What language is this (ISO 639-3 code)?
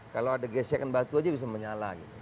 ind